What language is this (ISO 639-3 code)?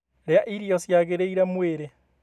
kik